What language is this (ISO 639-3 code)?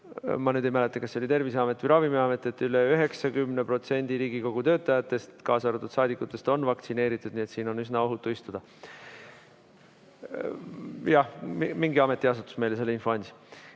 est